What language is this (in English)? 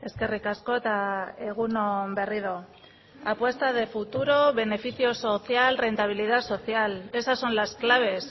Spanish